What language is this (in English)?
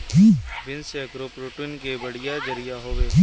Bhojpuri